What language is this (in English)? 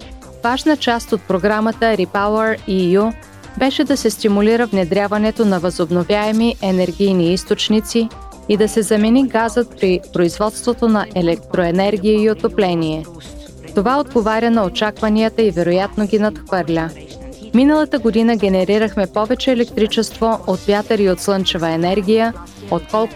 Bulgarian